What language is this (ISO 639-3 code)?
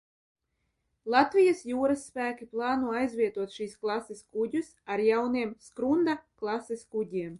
lav